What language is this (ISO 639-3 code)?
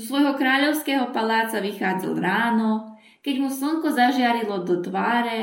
slk